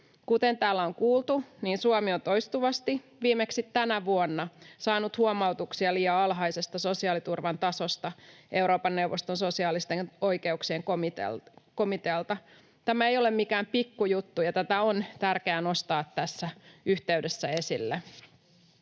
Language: Finnish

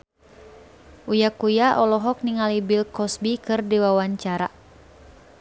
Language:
Sundanese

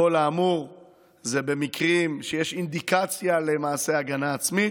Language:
Hebrew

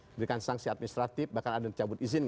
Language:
Indonesian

